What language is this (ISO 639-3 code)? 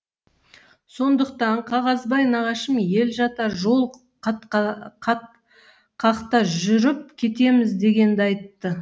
kaz